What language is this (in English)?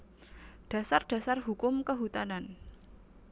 Javanese